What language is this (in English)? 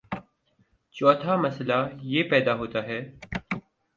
Urdu